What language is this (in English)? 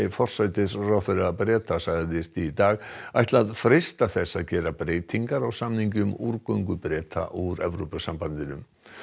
Icelandic